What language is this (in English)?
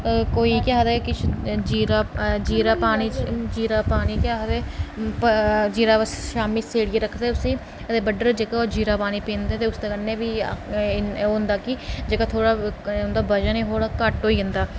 Dogri